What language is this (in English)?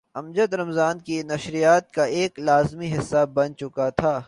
Urdu